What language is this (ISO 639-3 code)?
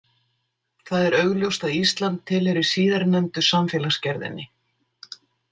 isl